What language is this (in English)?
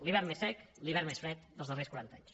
Catalan